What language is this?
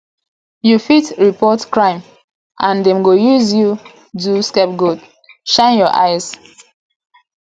Nigerian Pidgin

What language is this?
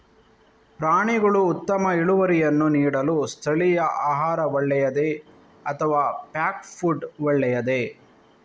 Kannada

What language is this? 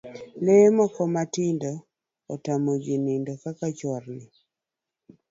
Luo (Kenya and Tanzania)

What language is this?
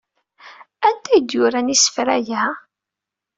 Kabyle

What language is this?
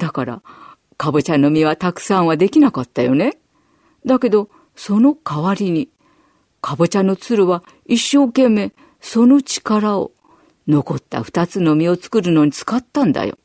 Japanese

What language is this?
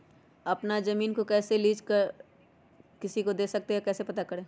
Magahi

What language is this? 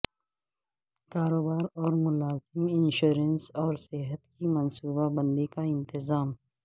Urdu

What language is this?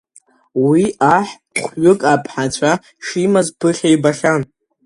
Abkhazian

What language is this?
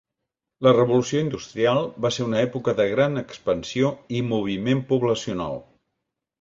Catalan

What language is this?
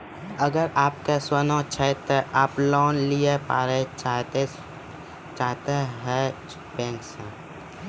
Maithili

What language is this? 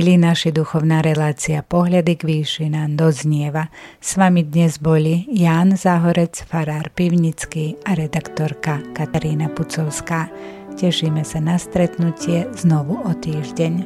Slovak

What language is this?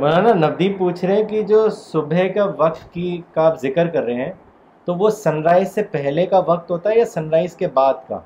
Urdu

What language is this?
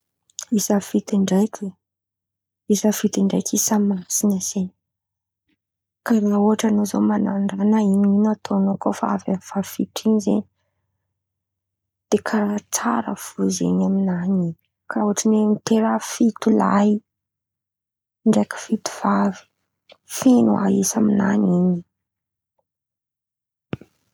Antankarana Malagasy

